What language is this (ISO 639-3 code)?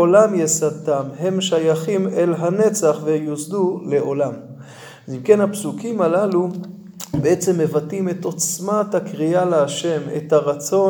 heb